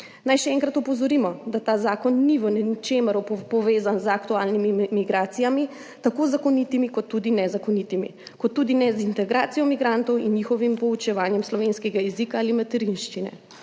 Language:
Slovenian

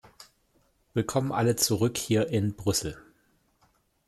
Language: German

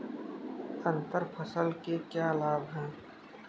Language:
Hindi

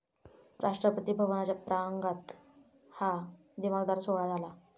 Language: Marathi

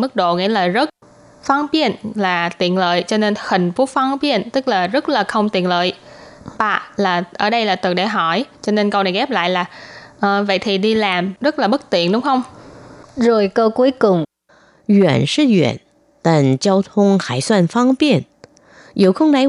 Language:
Vietnamese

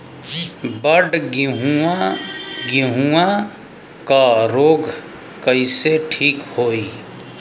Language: Bhojpuri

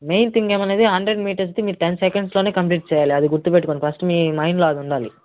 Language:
Telugu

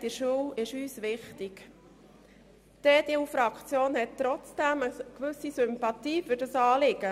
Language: Swiss German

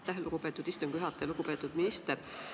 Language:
Estonian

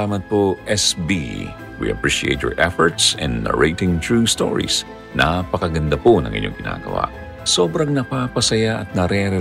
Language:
Filipino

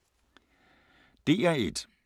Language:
Danish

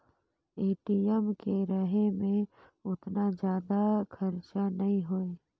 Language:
Chhattisgarhi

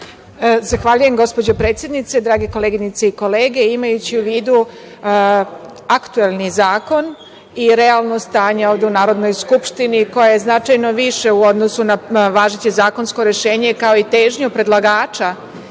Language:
Serbian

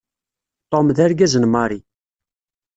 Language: Kabyle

